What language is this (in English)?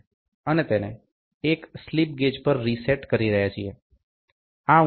Gujarati